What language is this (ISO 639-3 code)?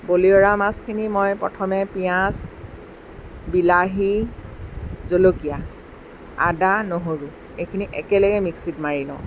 asm